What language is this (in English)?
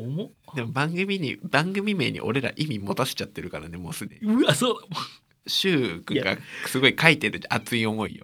Japanese